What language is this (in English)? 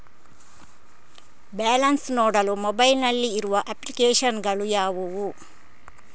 Kannada